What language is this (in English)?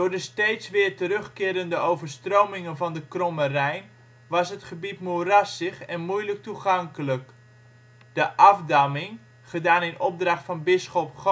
Dutch